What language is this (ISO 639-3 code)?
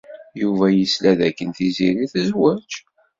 kab